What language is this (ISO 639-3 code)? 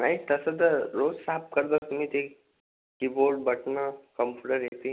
mar